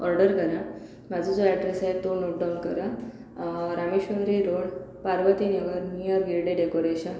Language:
Marathi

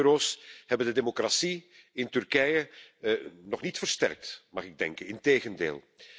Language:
Dutch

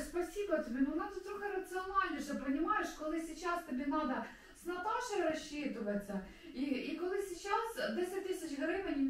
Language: Russian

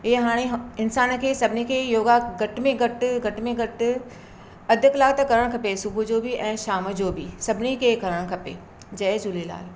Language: Sindhi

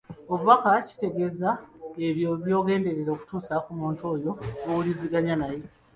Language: Ganda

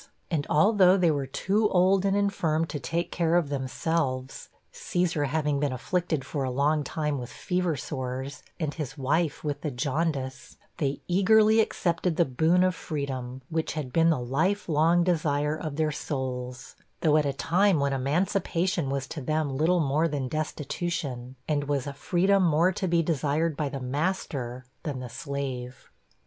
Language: English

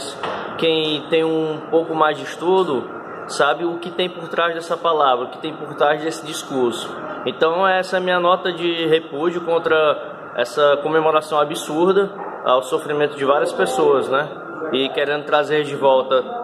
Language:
Portuguese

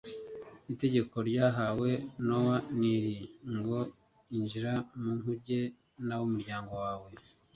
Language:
Kinyarwanda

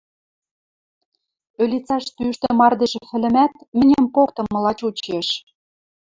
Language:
Western Mari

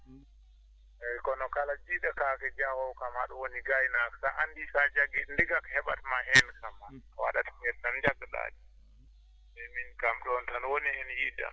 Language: Fula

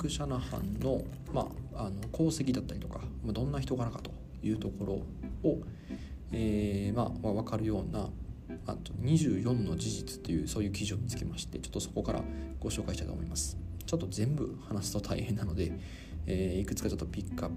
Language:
Japanese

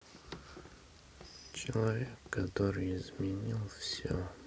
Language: Russian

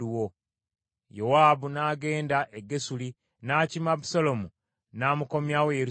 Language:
Ganda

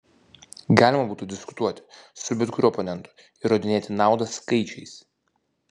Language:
Lithuanian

